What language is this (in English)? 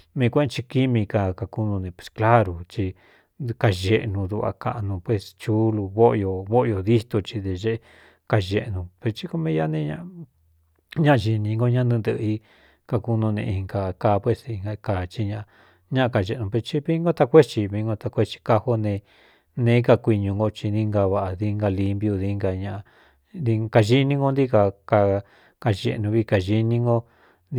Cuyamecalco Mixtec